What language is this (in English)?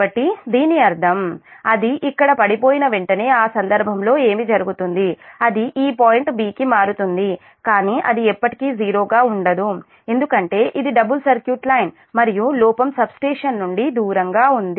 Telugu